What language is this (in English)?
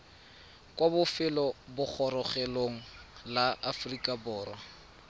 Tswana